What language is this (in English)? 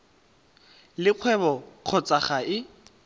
Tswana